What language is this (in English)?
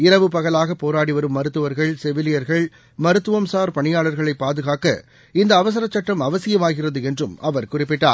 Tamil